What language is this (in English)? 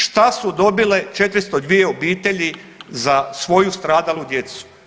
Croatian